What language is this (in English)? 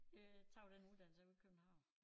Danish